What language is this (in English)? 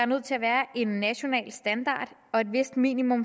Danish